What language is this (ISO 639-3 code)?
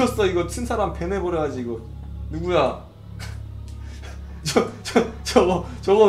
kor